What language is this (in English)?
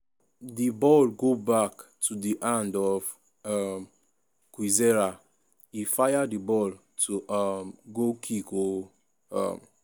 Nigerian Pidgin